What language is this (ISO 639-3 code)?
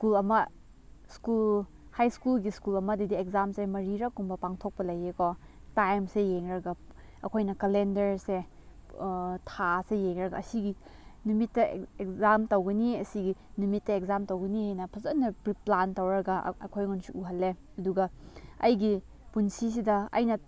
mni